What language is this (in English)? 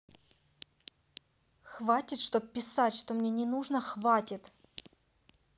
Russian